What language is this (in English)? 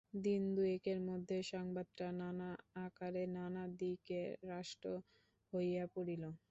Bangla